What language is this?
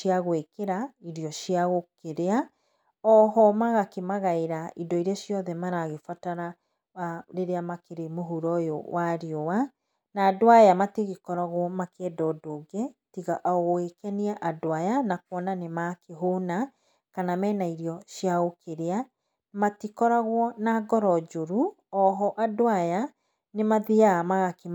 Kikuyu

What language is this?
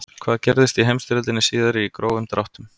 Icelandic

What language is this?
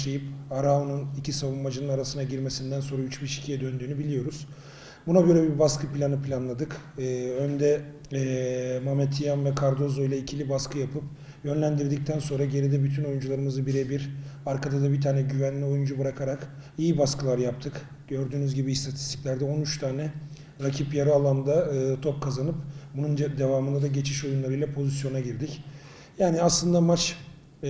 Turkish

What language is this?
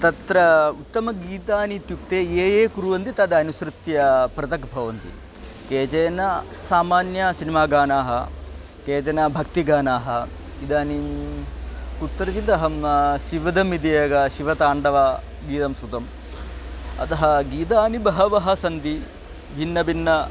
Sanskrit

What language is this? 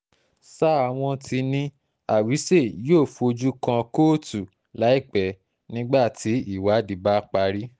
Yoruba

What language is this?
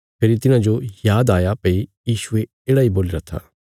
Bilaspuri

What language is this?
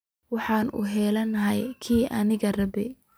Somali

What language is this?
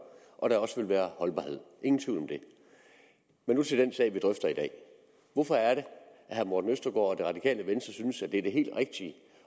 Danish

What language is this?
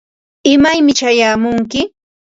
Ambo-Pasco Quechua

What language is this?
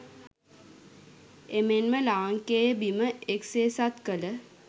Sinhala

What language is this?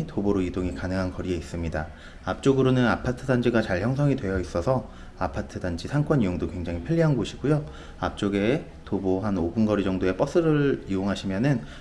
Korean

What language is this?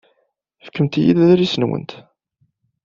Kabyle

